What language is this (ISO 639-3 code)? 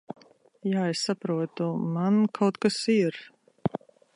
lav